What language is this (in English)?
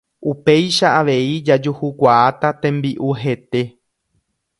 Guarani